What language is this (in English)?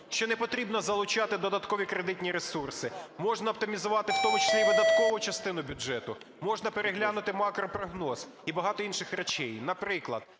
Ukrainian